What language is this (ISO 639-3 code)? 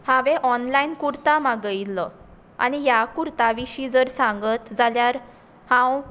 kok